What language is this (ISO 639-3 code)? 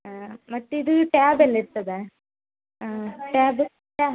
kan